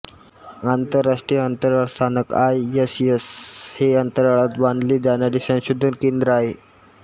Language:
Marathi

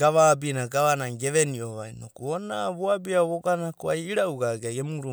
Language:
Abadi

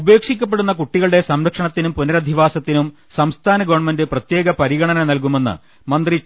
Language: Malayalam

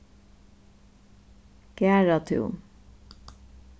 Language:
Faroese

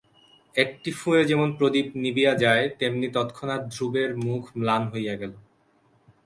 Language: Bangla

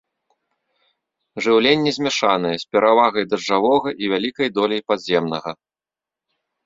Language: Belarusian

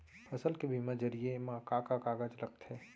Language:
Chhattisgarhi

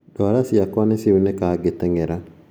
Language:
Kikuyu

